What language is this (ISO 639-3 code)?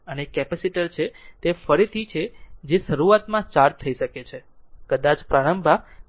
guj